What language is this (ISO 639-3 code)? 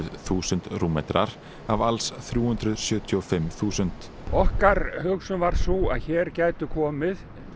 isl